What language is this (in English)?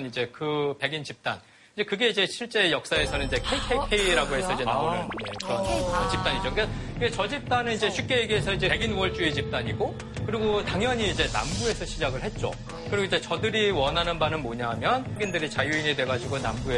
Korean